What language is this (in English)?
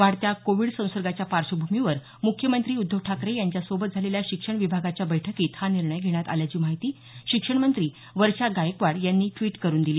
Marathi